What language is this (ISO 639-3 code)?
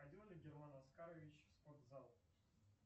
rus